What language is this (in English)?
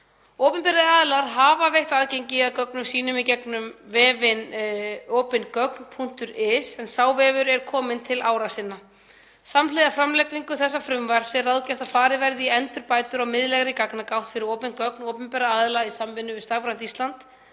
Icelandic